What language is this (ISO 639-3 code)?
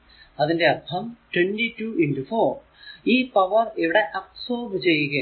mal